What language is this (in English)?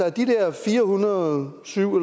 Danish